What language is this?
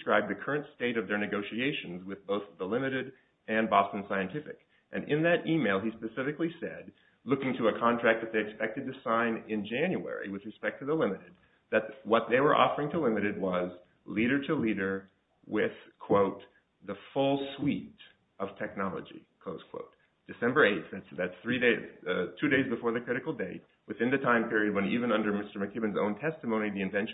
English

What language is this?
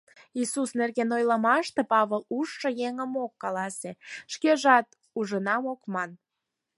Mari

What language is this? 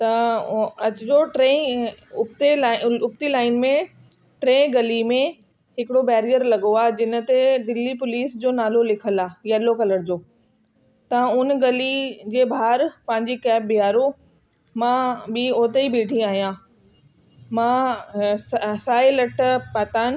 Sindhi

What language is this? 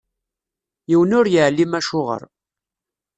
Kabyle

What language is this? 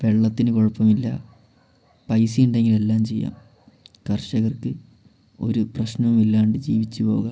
Malayalam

